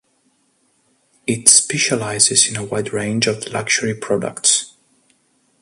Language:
English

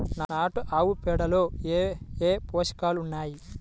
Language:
Telugu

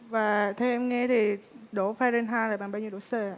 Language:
Vietnamese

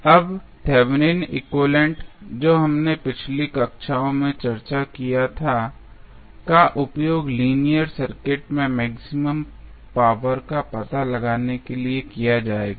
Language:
Hindi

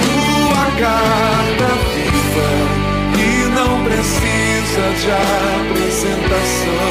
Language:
Portuguese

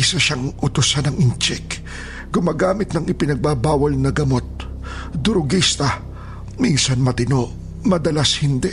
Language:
Filipino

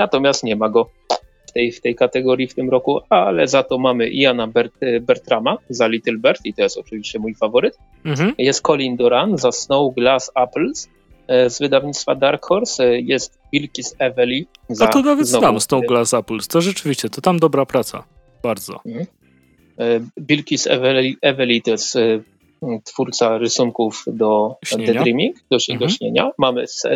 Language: Polish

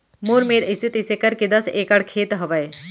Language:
Chhattisgarhi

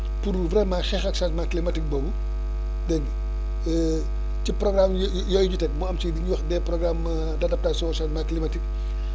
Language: Wolof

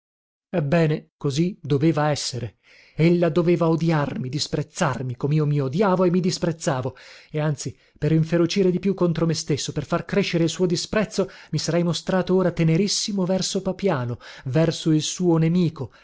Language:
Italian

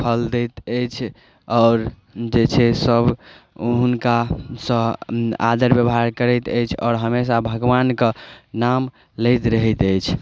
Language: Maithili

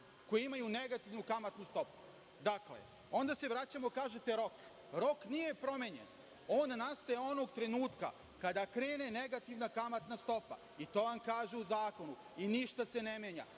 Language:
Serbian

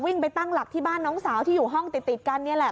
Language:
Thai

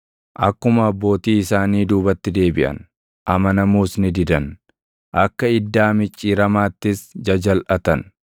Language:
Oromo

